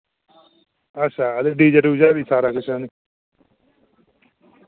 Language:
Dogri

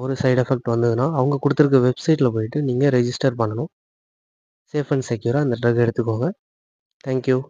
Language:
English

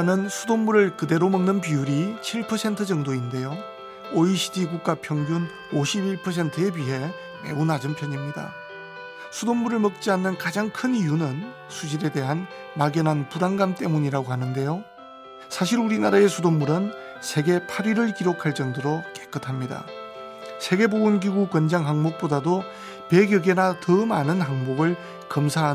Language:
Korean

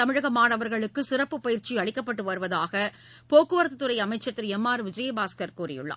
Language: Tamil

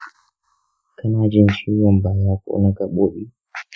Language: Hausa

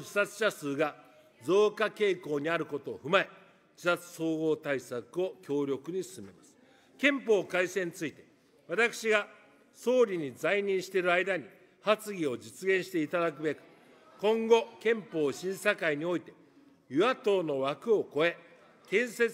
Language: Japanese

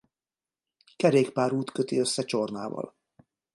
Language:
Hungarian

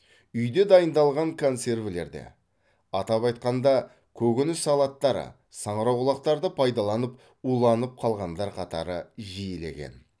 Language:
Kazakh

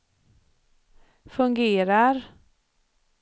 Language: Swedish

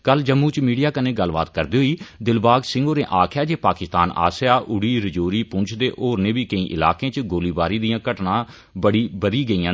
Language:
Dogri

